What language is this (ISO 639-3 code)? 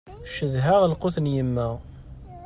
kab